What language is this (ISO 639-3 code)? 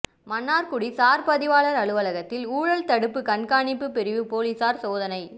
tam